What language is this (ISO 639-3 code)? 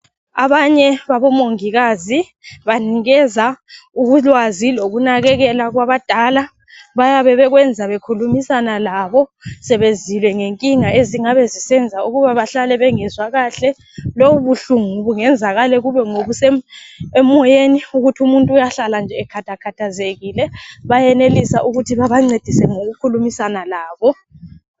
nde